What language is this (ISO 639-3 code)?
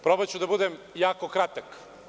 srp